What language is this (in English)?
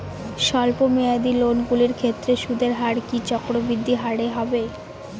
Bangla